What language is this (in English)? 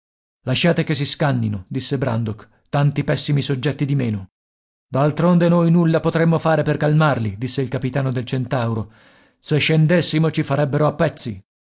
Italian